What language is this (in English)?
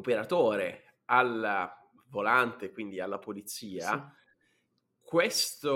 Italian